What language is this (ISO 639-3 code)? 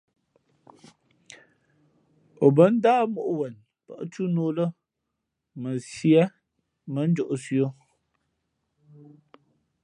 fmp